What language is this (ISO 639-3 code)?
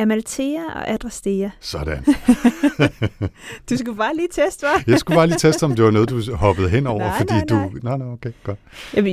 dan